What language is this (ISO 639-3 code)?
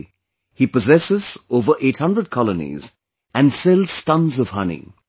eng